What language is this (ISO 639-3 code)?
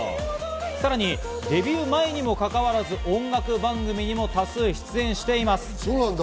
jpn